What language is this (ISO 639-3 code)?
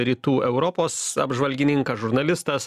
lit